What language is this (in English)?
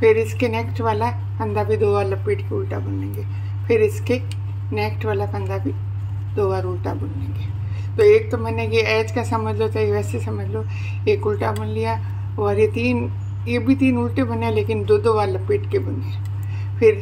Hindi